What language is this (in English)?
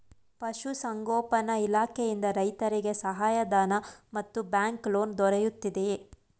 Kannada